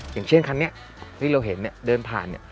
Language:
Thai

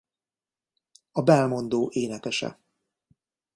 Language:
Hungarian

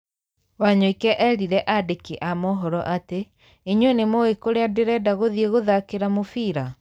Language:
Kikuyu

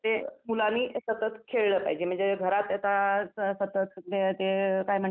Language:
Marathi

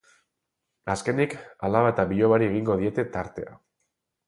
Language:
Basque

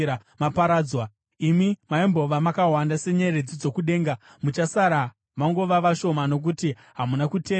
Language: Shona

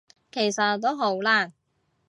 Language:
Cantonese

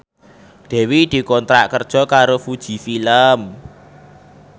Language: Javanese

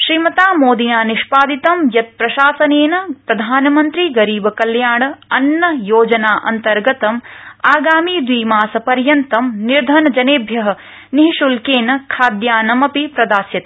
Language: Sanskrit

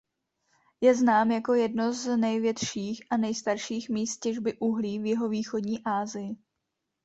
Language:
Czech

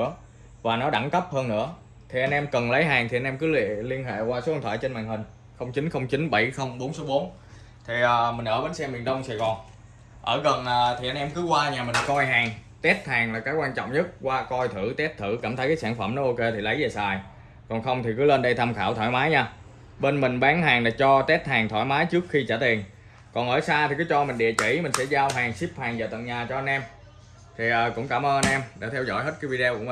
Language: Vietnamese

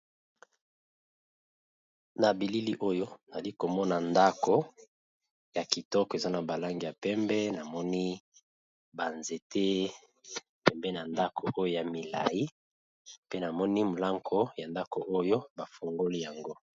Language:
Lingala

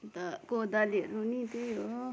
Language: Nepali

